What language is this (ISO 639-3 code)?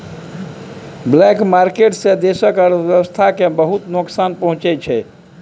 mai